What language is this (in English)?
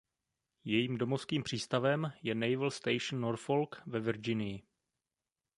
Czech